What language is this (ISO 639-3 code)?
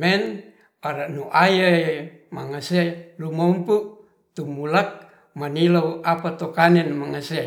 rth